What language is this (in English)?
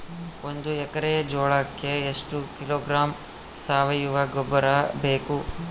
Kannada